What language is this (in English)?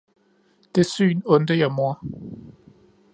Danish